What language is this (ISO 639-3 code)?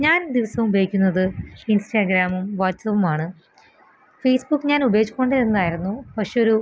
mal